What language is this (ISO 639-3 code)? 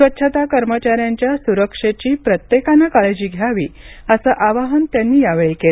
mar